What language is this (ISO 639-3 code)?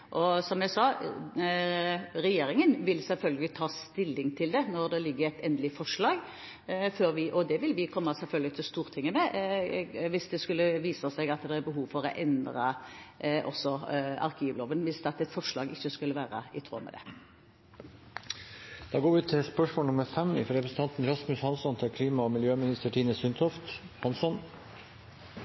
nor